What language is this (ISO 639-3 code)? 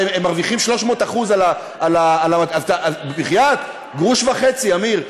heb